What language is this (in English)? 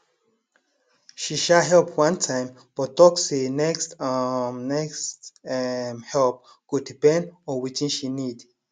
Nigerian Pidgin